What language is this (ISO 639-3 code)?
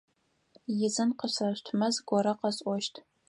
ady